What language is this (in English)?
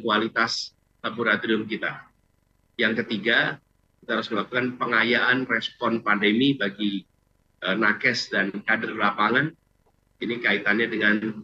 Indonesian